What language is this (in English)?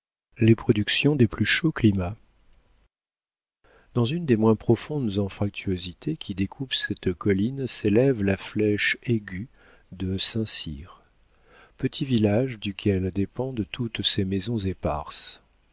French